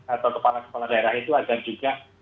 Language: Indonesian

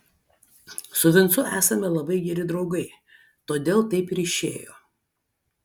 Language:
Lithuanian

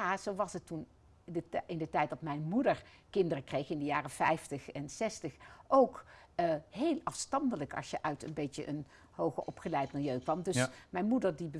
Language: Dutch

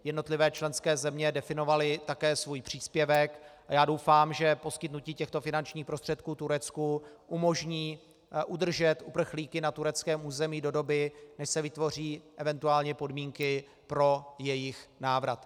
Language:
Czech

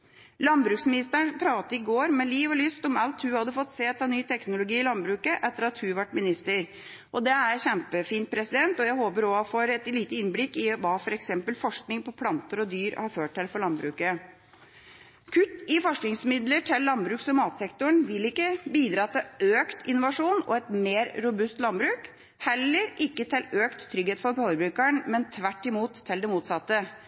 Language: Norwegian Bokmål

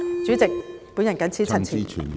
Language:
Cantonese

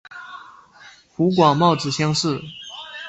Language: Chinese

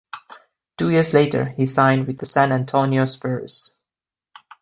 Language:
English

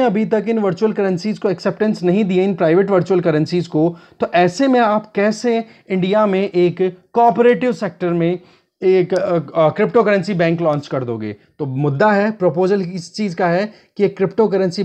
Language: Hindi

